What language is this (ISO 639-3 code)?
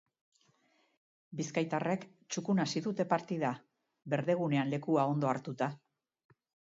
eus